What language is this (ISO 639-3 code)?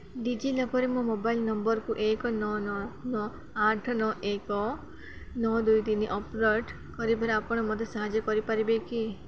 ori